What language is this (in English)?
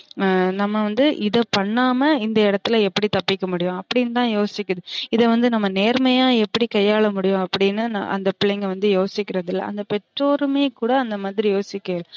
Tamil